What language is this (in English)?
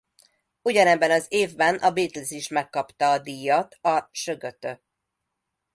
Hungarian